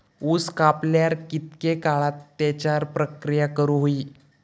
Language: Marathi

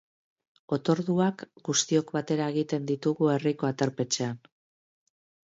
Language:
Basque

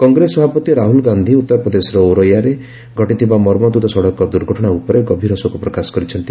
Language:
Odia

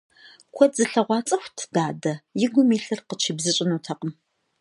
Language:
Kabardian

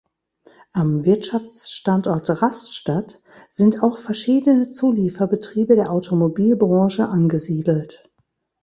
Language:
German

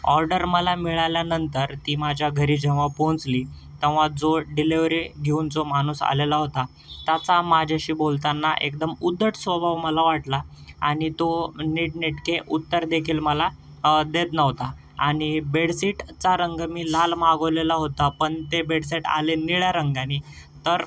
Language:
Marathi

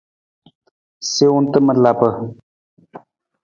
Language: Nawdm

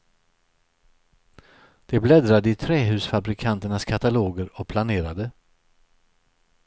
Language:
Swedish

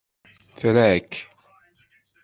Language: Kabyle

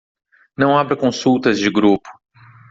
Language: Portuguese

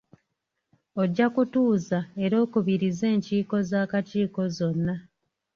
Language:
Ganda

